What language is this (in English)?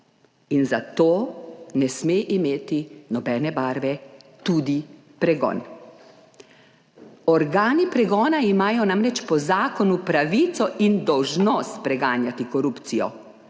Slovenian